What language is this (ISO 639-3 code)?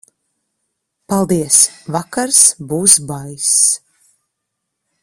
lav